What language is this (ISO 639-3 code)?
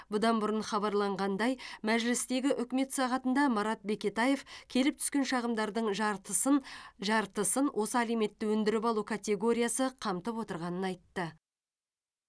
kaz